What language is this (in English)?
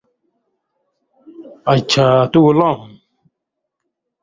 Indus Kohistani